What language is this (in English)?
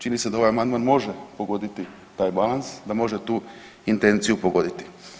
Croatian